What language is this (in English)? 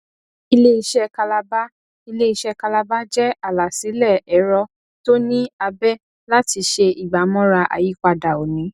Yoruba